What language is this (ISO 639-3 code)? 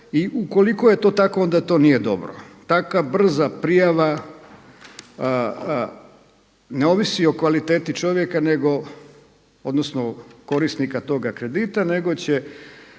hrv